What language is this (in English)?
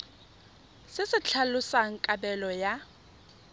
Tswana